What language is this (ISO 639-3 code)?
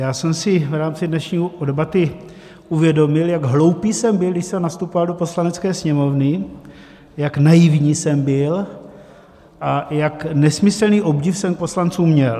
ces